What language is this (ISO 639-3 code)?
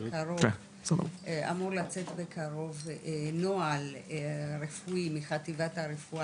heb